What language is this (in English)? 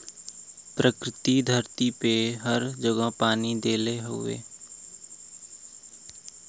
Bhojpuri